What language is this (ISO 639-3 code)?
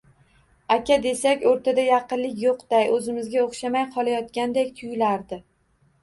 uzb